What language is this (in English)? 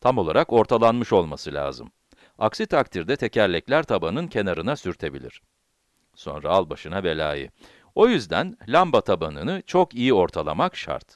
Turkish